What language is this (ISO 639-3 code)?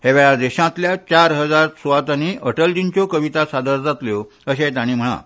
kok